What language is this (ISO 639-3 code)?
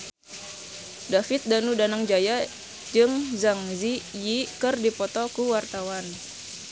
sun